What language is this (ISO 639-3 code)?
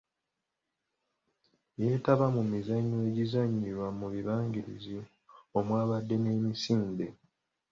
lug